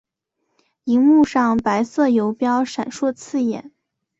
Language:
Chinese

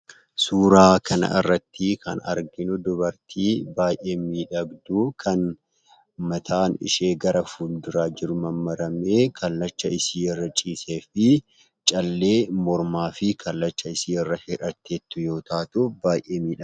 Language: Oromo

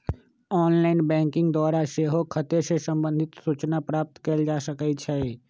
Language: Magahi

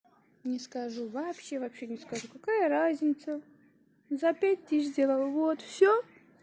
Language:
Russian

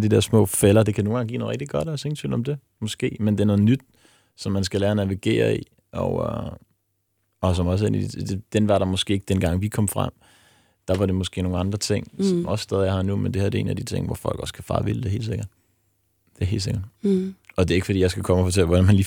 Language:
Danish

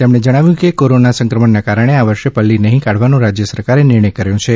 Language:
Gujarati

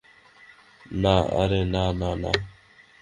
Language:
Bangla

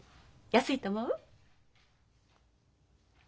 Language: Japanese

